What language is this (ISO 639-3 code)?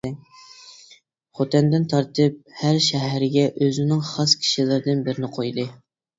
uig